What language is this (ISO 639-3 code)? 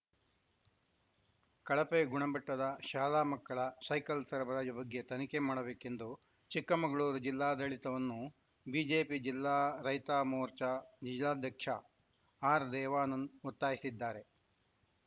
kan